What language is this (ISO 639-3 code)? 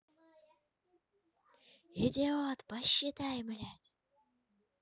rus